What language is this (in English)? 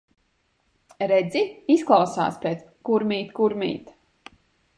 Latvian